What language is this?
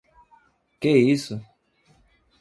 Portuguese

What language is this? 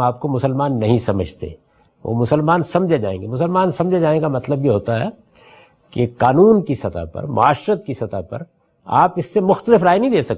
Urdu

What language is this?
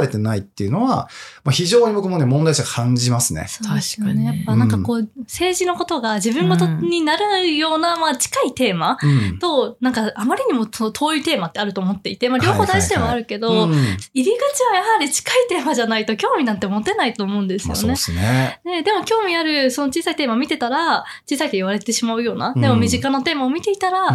Japanese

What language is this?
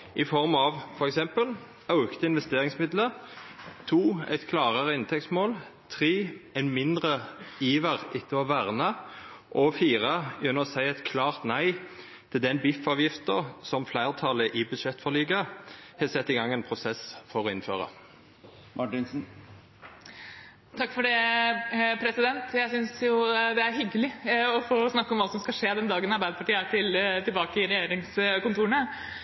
Norwegian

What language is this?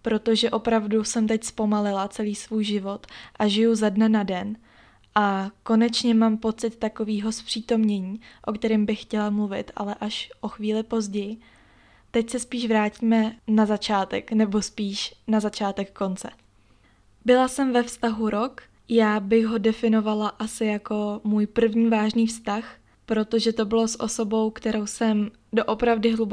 Czech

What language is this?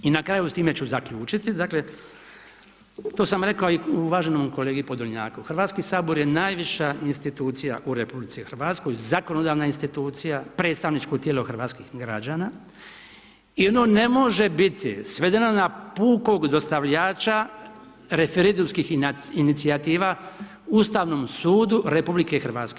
Croatian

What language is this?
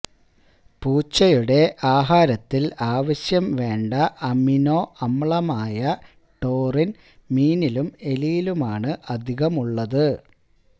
Malayalam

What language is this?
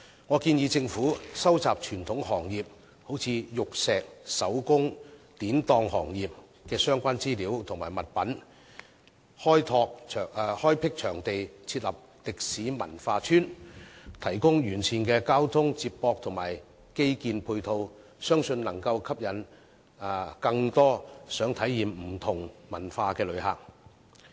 Cantonese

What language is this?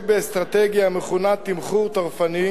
Hebrew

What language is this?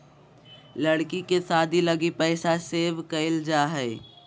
Magahi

